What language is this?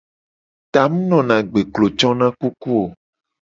Gen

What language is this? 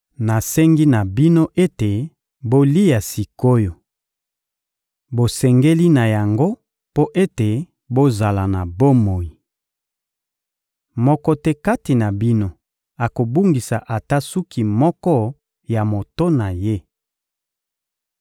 Lingala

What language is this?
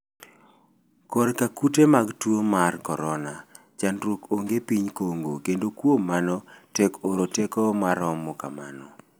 Luo (Kenya and Tanzania)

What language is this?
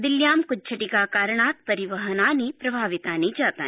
Sanskrit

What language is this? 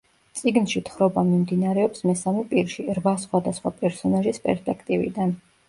Georgian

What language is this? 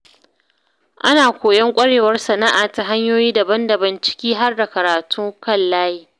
Hausa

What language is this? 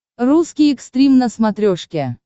Russian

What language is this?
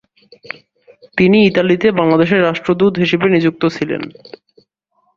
Bangla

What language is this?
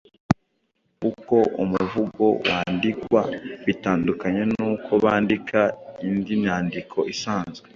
Kinyarwanda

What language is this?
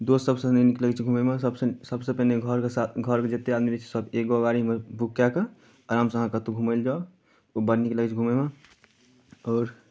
Maithili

